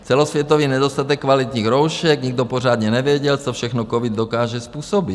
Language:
Czech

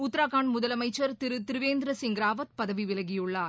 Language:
Tamil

